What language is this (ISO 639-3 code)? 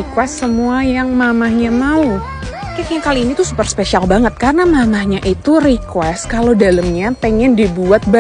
ind